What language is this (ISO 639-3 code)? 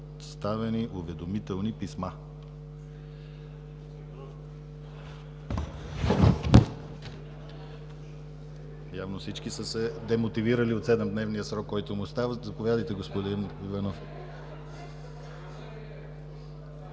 bul